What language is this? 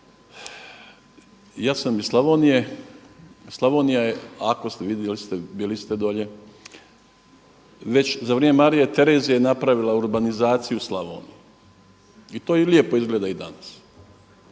Croatian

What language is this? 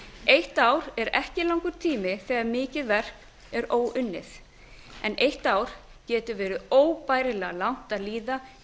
Icelandic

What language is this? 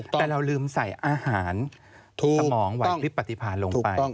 Thai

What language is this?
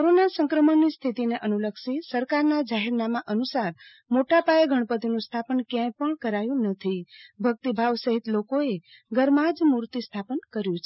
Gujarati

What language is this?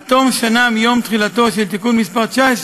Hebrew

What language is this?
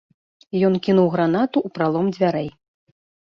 Belarusian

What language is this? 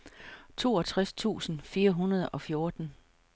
Danish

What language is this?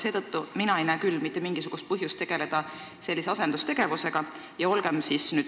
Estonian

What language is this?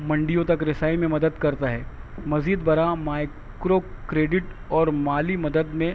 Urdu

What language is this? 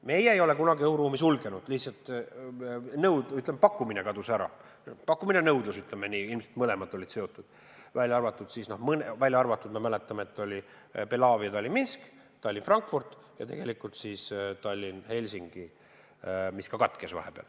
Estonian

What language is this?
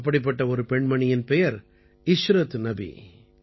Tamil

